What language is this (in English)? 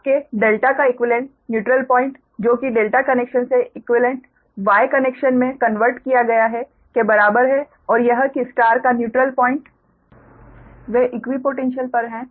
Hindi